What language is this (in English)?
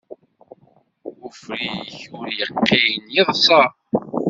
Kabyle